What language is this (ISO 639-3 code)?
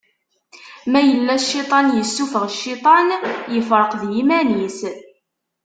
kab